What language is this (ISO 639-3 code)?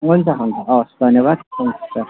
nep